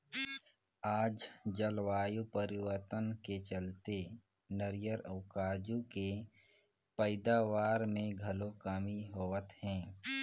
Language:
Chhattisgarhi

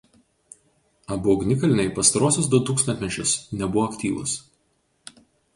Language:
Lithuanian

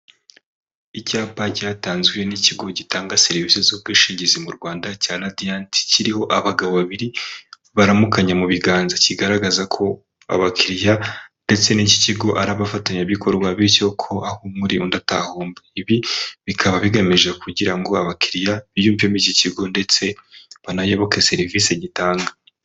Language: Kinyarwanda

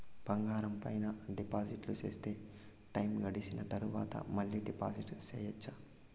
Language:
Telugu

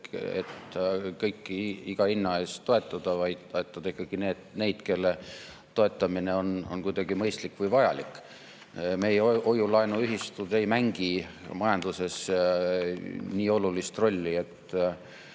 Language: Estonian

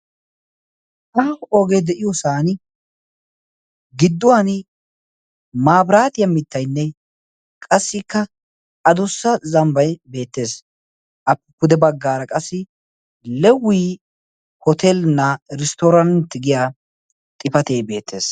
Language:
Wolaytta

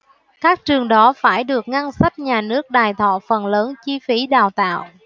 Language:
Vietnamese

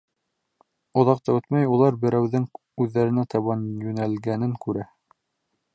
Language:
Bashkir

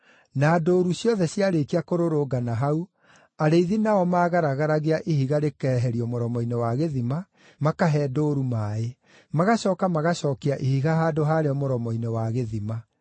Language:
Kikuyu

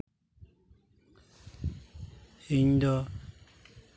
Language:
Santali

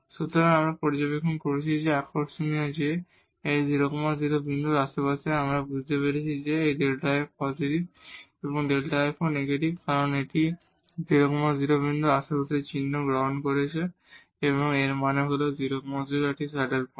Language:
Bangla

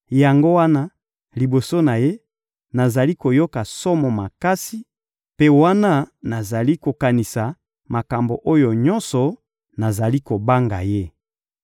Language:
Lingala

